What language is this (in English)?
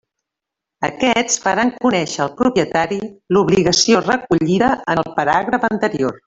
Catalan